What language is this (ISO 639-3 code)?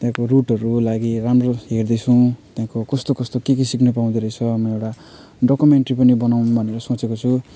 nep